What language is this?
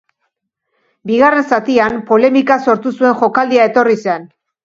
Basque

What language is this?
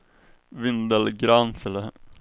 Swedish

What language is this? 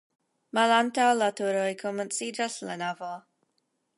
Esperanto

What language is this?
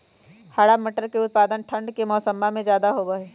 Magahi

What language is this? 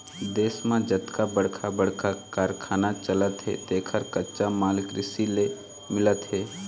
Chhattisgarhi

